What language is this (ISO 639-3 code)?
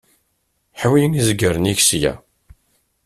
kab